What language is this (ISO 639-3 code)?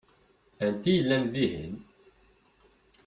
kab